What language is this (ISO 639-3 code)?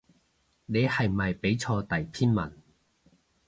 yue